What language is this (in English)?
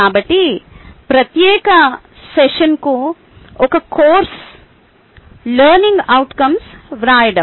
Telugu